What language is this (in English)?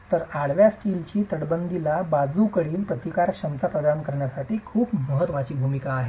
Marathi